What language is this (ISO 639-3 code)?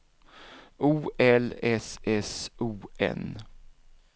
swe